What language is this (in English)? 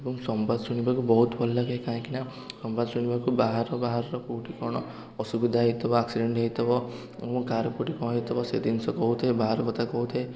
Odia